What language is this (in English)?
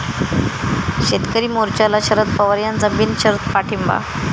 Marathi